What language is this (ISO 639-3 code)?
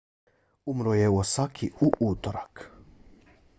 bos